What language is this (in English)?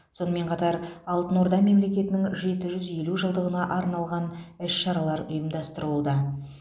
Kazakh